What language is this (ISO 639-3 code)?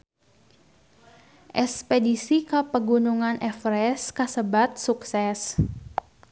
sun